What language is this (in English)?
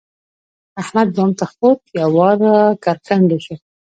Pashto